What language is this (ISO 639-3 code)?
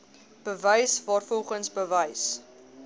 afr